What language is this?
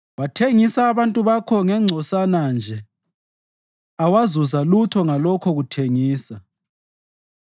North Ndebele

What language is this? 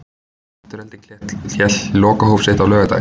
Icelandic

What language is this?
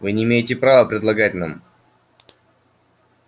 Russian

